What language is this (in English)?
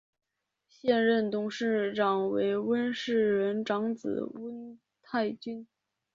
Chinese